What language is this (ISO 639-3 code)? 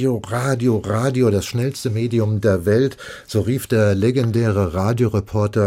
deu